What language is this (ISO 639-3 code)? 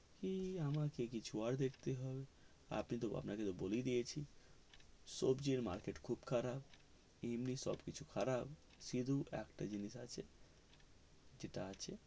ben